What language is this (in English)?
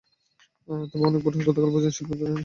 Bangla